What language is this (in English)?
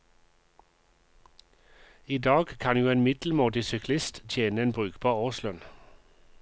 Norwegian